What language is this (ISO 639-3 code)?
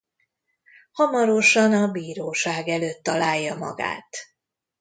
hun